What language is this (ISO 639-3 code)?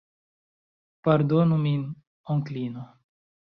epo